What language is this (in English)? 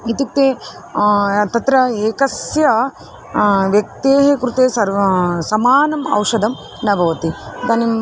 Sanskrit